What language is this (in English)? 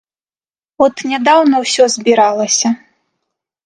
Belarusian